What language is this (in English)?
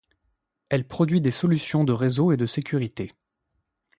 French